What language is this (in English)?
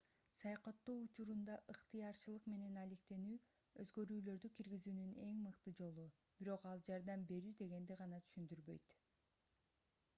Kyrgyz